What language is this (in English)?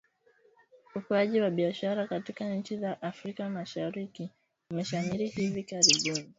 Swahili